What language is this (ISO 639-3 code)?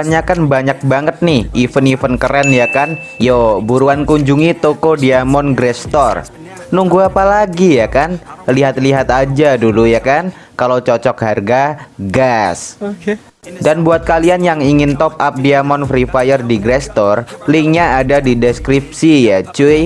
ind